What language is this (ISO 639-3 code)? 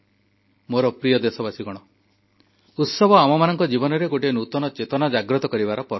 ori